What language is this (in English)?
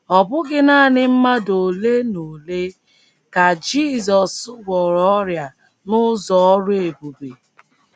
Igbo